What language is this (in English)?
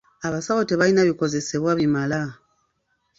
Ganda